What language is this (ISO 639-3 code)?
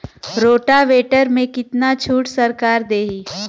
bho